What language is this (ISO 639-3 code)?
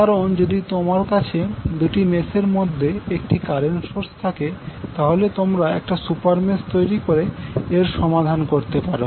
ben